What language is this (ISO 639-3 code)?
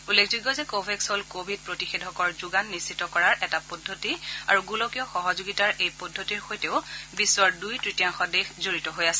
asm